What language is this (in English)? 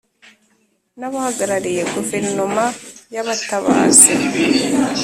Kinyarwanda